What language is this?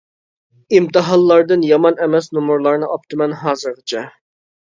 Uyghur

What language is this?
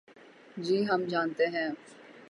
Urdu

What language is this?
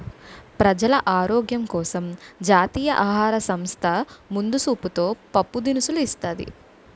Telugu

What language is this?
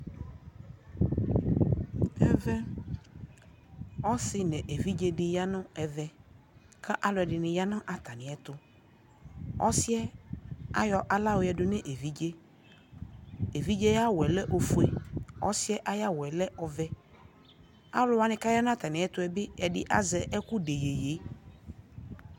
Ikposo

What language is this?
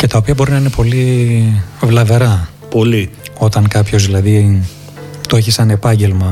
Greek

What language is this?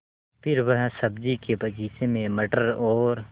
Hindi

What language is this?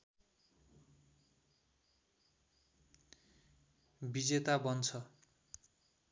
Nepali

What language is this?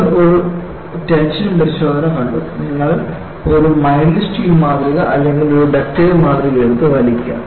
Malayalam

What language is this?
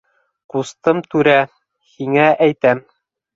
Bashkir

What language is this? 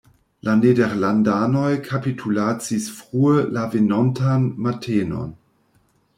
Esperanto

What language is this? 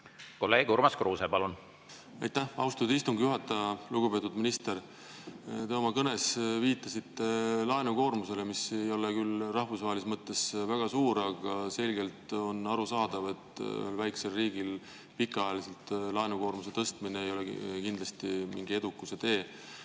Estonian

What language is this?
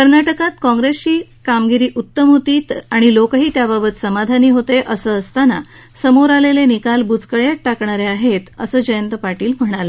Marathi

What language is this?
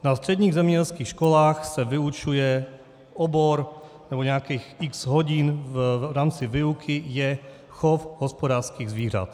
Czech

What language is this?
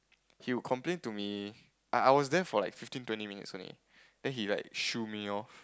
English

